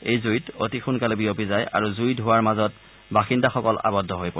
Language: Assamese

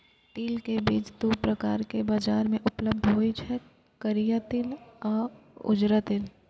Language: Maithili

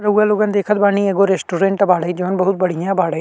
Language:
Bhojpuri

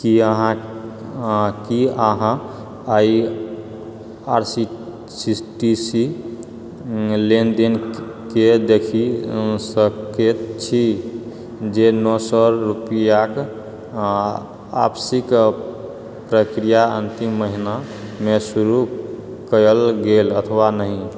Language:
Maithili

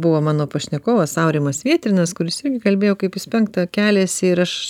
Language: Lithuanian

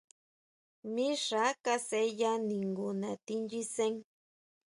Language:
Huautla Mazatec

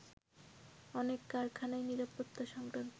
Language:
Bangla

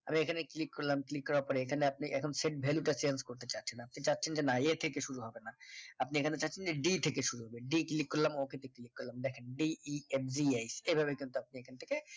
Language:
Bangla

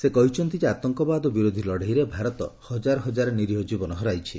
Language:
Odia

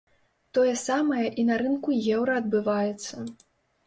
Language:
Belarusian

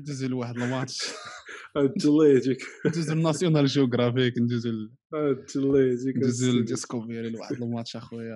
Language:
Arabic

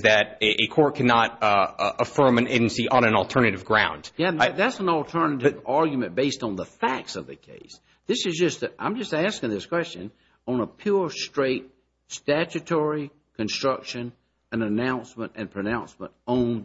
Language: English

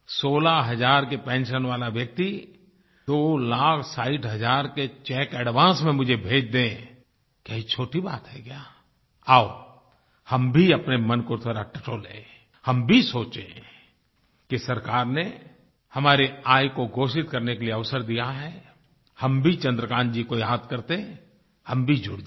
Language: Hindi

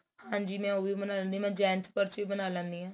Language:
Punjabi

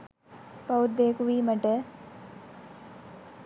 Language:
Sinhala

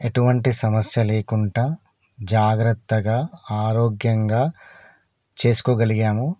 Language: Telugu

